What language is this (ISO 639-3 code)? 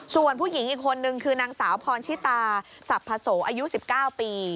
tha